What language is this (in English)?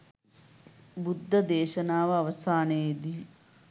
Sinhala